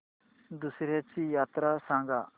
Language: Marathi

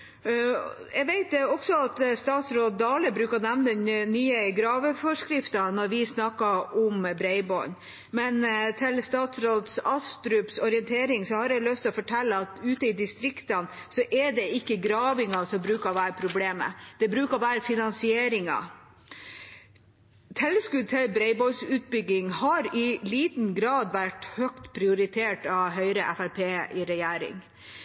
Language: Norwegian Bokmål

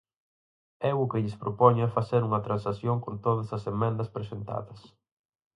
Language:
Galician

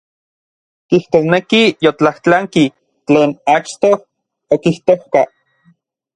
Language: Orizaba Nahuatl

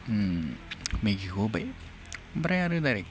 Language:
Bodo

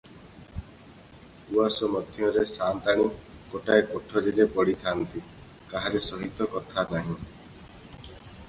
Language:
Odia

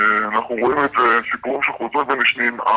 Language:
Hebrew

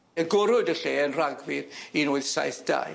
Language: Welsh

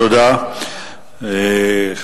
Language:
Hebrew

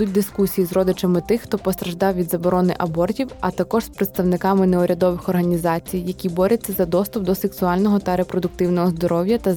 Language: Ukrainian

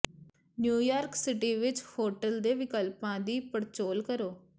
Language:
Punjabi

